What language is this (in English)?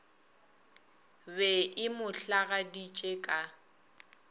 Northern Sotho